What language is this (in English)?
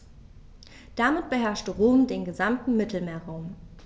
German